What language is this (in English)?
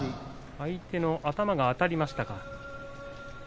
Japanese